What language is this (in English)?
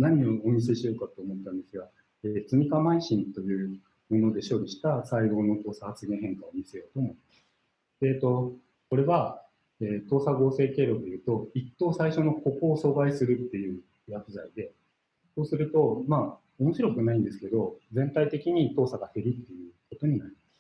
Japanese